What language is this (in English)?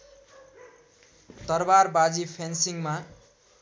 Nepali